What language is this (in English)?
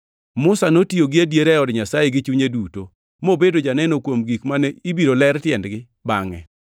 Luo (Kenya and Tanzania)